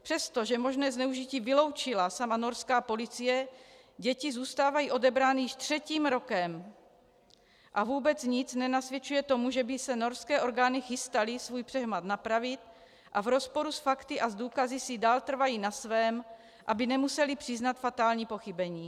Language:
Czech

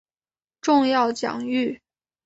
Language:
Chinese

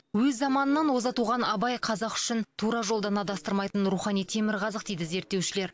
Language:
Kazakh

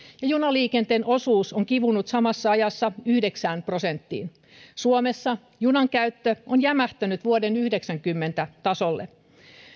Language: Finnish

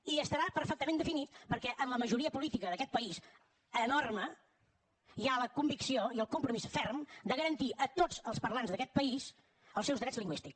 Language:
Catalan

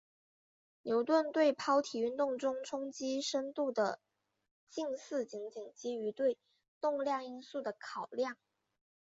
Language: Chinese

